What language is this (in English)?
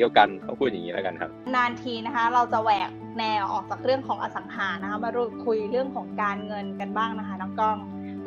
Thai